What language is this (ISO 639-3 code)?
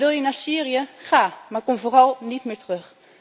nld